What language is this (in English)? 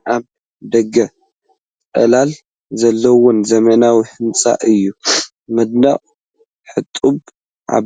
Tigrinya